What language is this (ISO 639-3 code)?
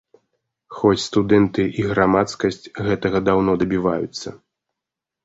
bel